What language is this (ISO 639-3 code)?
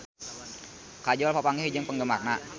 sun